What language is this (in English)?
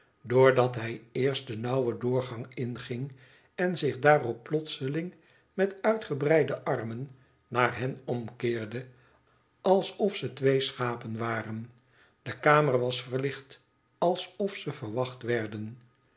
Dutch